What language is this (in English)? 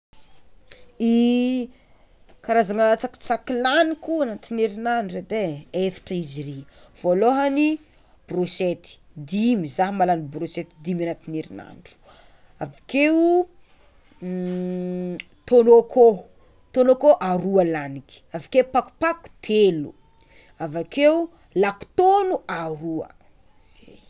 Tsimihety Malagasy